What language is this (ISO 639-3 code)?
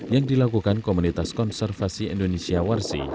ind